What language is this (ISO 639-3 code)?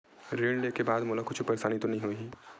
hne